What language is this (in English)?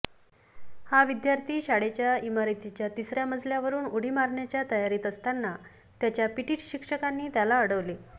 Marathi